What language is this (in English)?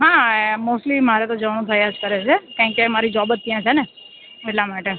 Gujarati